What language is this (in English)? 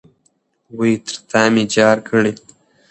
Pashto